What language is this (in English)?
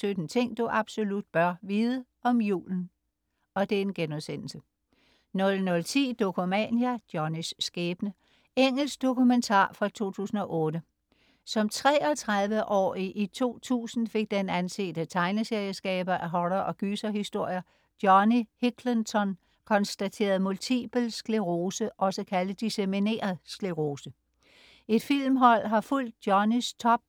Danish